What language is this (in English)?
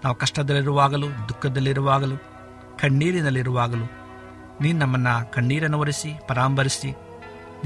Kannada